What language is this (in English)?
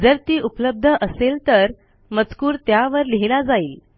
Marathi